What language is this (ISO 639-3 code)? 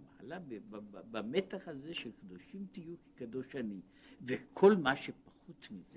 heb